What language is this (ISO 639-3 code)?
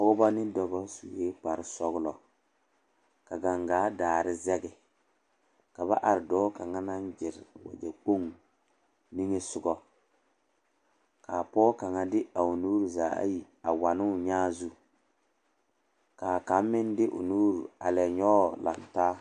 dga